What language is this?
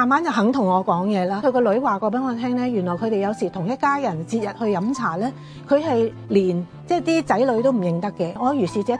Chinese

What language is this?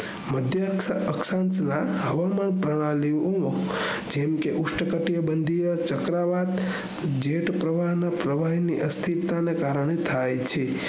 Gujarati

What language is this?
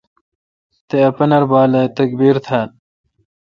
Kalkoti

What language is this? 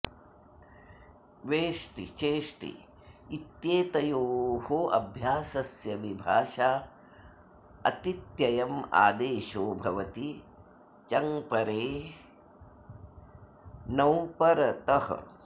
Sanskrit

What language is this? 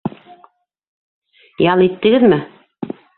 Bashkir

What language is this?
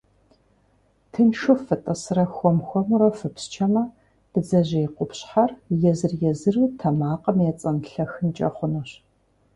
Kabardian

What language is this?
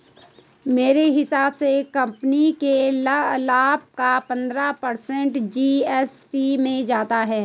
Hindi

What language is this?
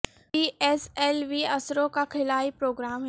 Urdu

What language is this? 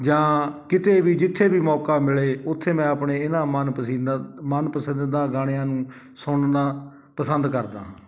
Punjabi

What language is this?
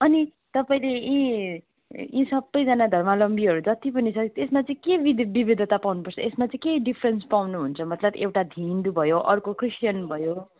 Nepali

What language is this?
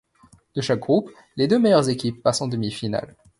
French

